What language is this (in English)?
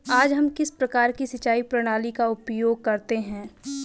Hindi